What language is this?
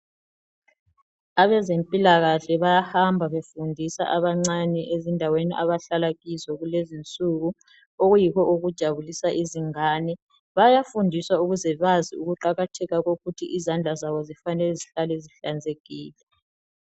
North Ndebele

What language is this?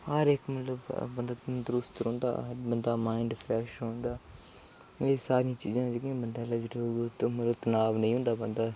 Dogri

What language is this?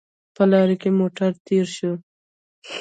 Pashto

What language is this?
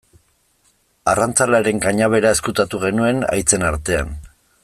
Basque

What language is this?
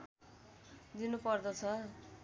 Nepali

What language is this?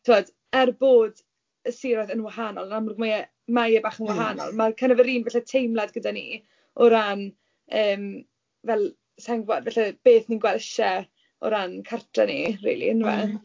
Welsh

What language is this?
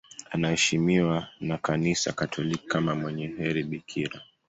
Swahili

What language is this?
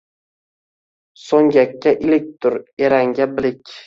Uzbek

